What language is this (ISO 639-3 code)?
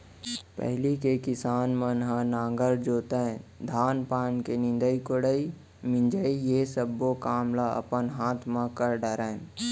hne